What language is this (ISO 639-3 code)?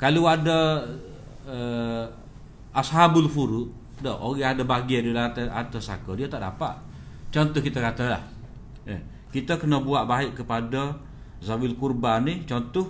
msa